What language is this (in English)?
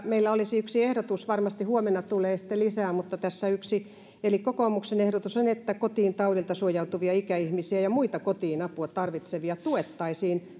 Finnish